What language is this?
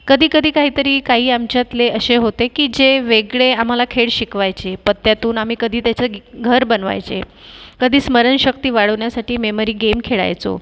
Marathi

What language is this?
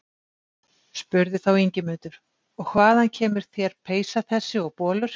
Icelandic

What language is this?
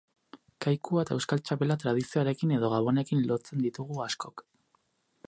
Basque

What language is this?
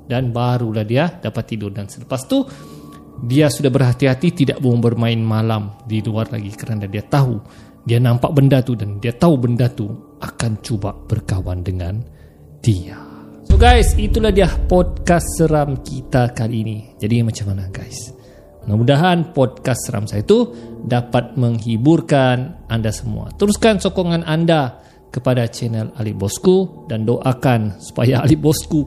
Malay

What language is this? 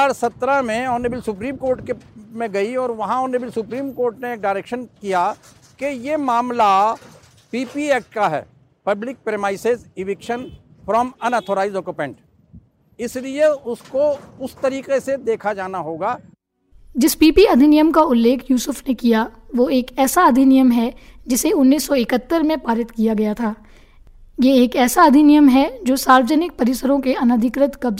Hindi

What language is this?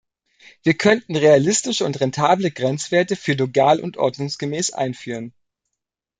German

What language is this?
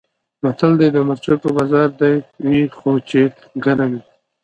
Pashto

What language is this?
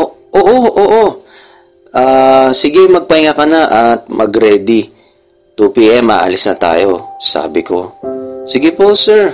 Filipino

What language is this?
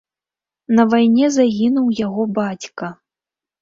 Belarusian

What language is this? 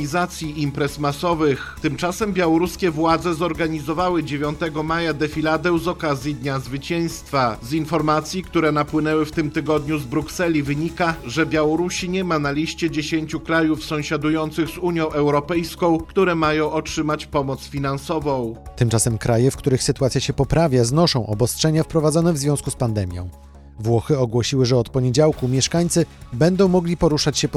Polish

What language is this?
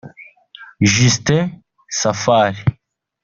Kinyarwanda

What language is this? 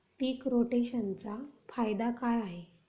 Marathi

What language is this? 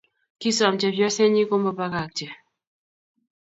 Kalenjin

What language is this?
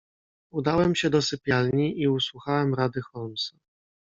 Polish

